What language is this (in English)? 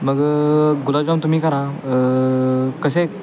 Marathi